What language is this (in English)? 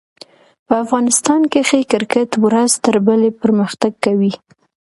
Pashto